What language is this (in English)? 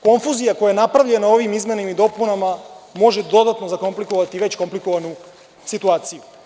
Serbian